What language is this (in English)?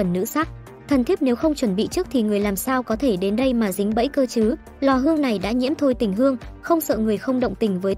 Vietnamese